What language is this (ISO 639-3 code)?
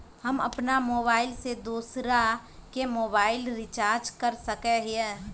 mag